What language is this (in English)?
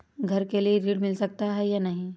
Hindi